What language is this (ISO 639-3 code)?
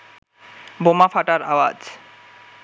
ben